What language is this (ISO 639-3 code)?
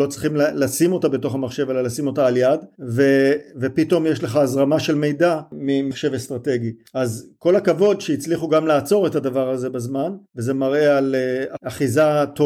heb